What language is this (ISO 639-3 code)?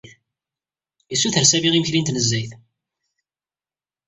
kab